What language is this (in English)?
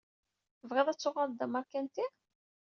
Kabyle